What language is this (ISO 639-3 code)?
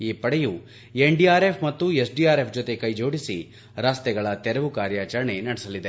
kan